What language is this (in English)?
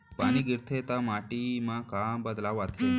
Chhattisgarhi